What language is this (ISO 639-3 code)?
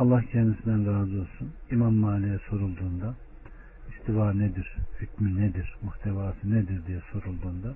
tur